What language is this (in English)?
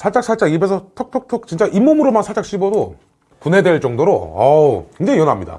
Korean